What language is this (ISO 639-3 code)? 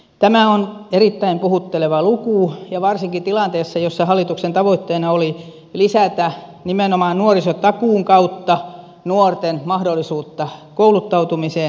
fin